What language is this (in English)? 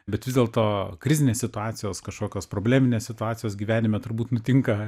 Lithuanian